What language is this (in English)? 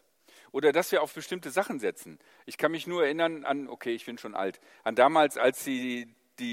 German